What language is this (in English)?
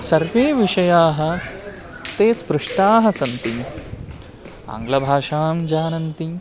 Sanskrit